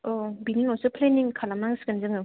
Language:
Bodo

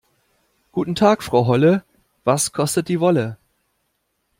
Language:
German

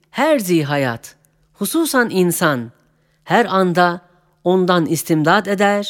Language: Turkish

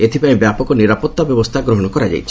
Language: Odia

